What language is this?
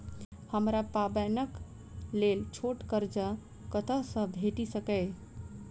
Maithili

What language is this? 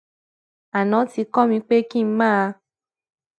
Yoruba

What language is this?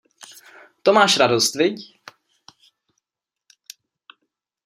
Czech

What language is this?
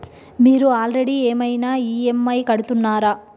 Telugu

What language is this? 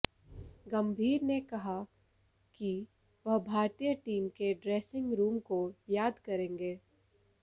Hindi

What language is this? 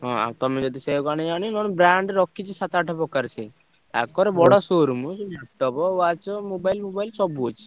Odia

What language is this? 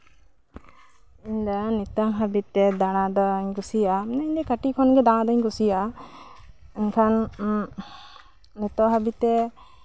Santali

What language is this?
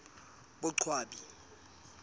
Southern Sotho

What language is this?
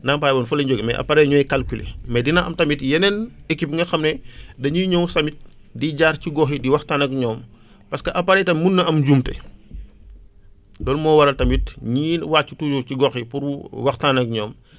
Wolof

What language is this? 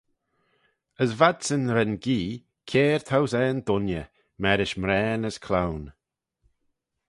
Manx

